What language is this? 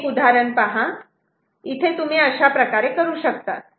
Marathi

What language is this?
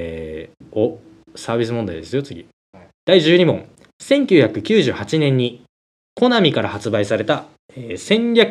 Japanese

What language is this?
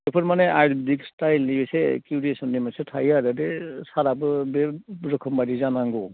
Bodo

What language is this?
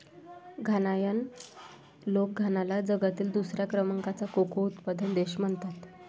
Marathi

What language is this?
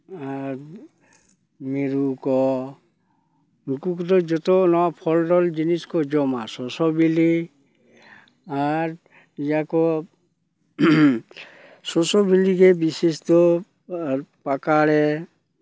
Santali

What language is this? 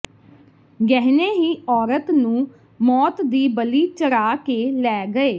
Punjabi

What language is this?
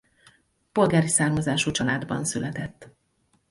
Hungarian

